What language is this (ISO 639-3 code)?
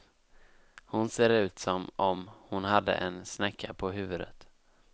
swe